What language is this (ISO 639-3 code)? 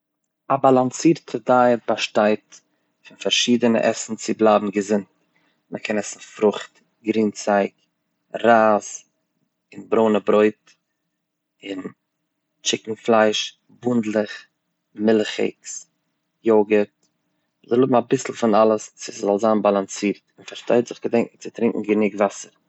yid